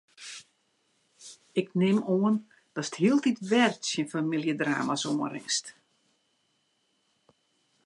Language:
Western Frisian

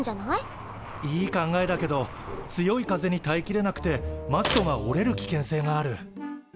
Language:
Japanese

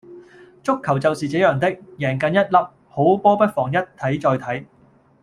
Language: Cantonese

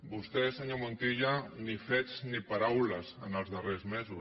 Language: Catalan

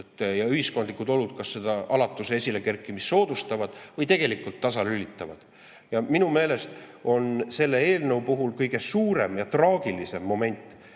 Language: Estonian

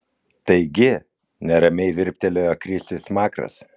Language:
Lithuanian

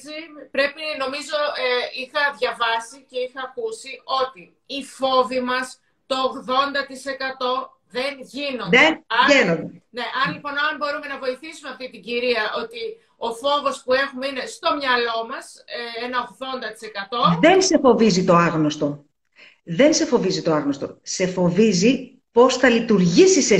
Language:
Greek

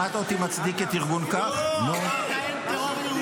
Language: Hebrew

